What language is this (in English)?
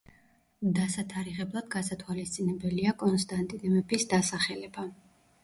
Georgian